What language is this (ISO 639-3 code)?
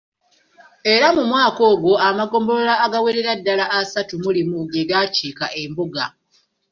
lug